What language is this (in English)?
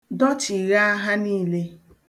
Igbo